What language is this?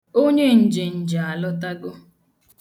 Igbo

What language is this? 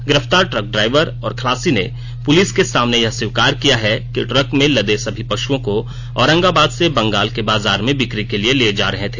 Hindi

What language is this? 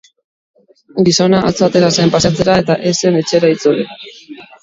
Basque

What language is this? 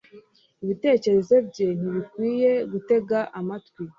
Kinyarwanda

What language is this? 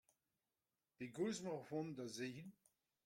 Breton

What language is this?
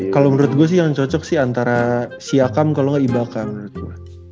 Indonesian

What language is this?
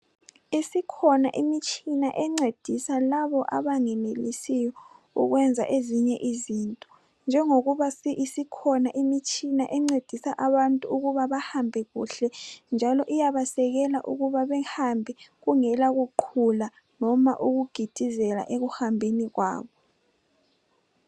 North Ndebele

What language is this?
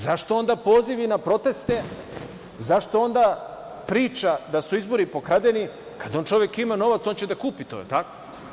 Serbian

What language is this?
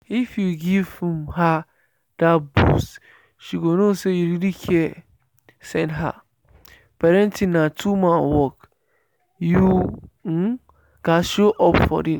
Nigerian Pidgin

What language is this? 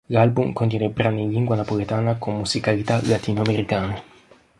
Italian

